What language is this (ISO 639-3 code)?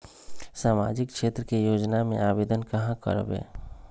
mag